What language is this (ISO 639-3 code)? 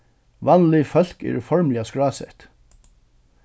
fao